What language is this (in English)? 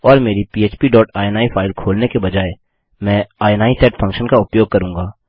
Hindi